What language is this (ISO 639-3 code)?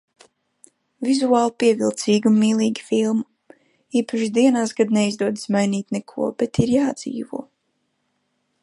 lav